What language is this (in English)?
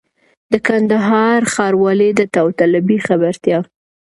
Pashto